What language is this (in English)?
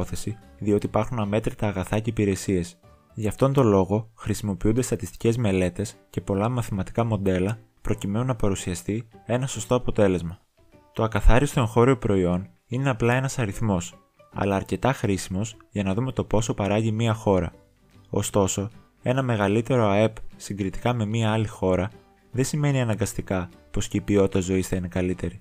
Greek